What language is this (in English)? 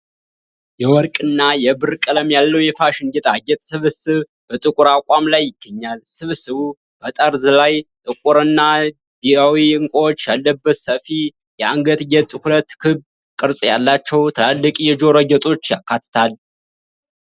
Amharic